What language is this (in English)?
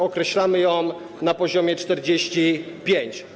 Polish